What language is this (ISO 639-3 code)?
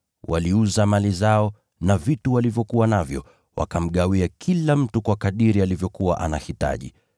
swa